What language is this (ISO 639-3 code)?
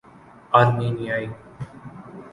urd